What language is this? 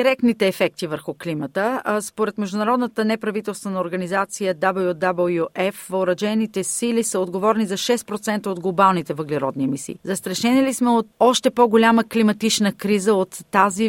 Bulgarian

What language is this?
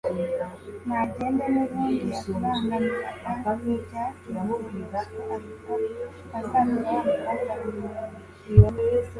Kinyarwanda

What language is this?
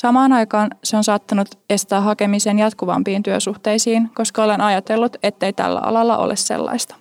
Finnish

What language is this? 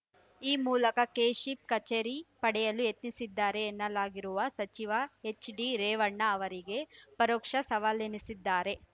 Kannada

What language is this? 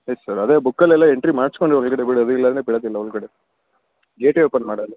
Kannada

